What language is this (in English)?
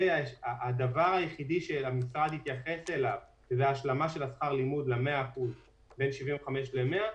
Hebrew